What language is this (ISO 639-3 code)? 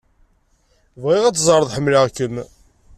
kab